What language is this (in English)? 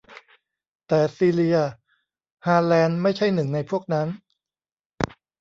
Thai